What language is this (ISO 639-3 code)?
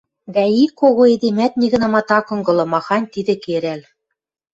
mrj